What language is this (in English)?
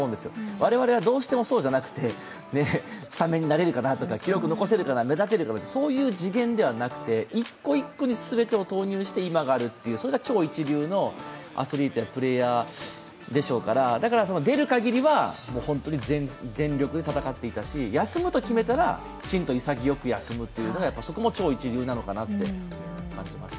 Japanese